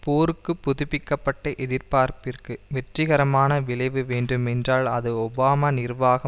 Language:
Tamil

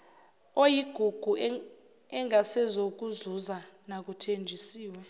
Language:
Zulu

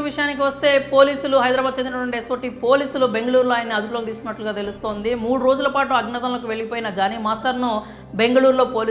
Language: Telugu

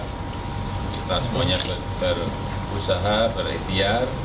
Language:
Indonesian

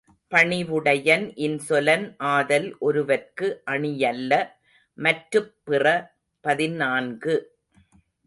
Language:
Tamil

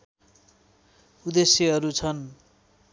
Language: Nepali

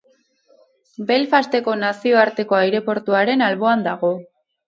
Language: Basque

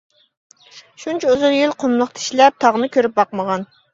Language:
Uyghur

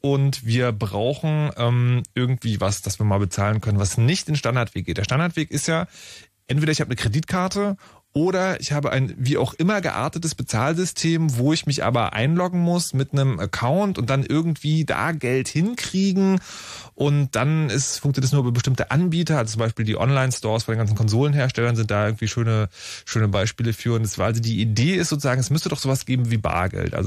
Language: German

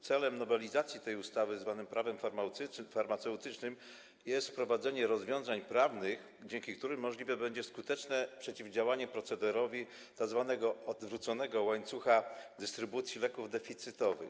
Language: Polish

